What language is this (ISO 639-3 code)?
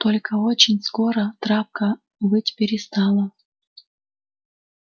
rus